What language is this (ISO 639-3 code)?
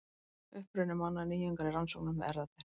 isl